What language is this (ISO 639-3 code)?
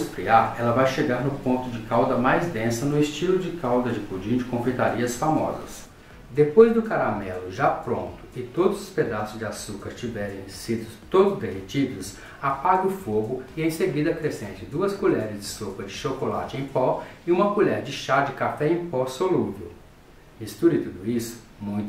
por